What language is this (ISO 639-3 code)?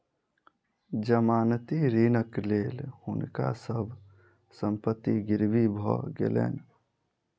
mai